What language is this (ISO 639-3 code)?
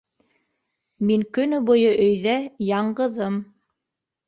bak